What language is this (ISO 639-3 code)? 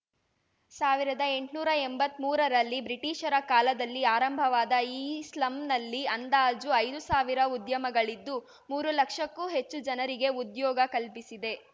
kan